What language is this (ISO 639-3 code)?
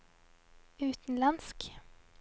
nor